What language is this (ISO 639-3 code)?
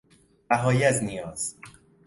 fas